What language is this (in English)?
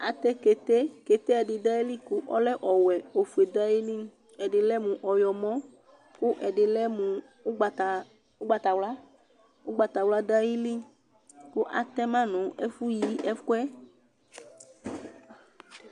Ikposo